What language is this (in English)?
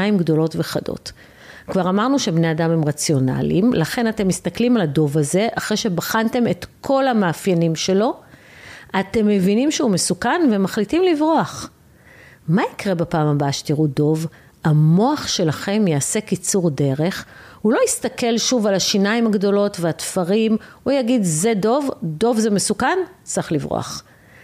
Hebrew